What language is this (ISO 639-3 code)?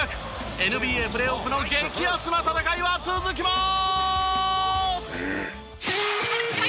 jpn